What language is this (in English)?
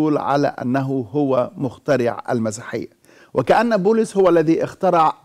Arabic